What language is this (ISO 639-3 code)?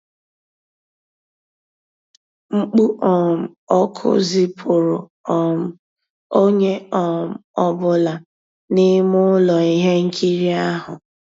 ibo